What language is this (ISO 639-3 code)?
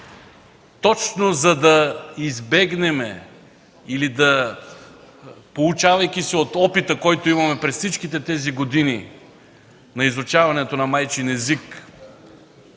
bul